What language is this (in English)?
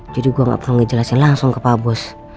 Indonesian